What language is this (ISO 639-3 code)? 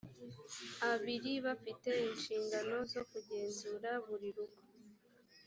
kin